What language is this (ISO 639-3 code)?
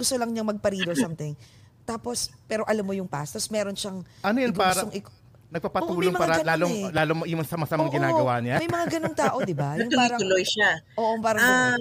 fil